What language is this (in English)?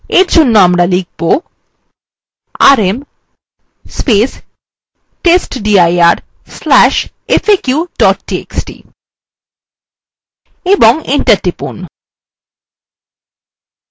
Bangla